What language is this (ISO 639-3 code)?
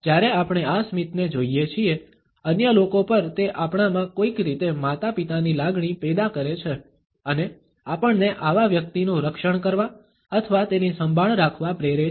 guj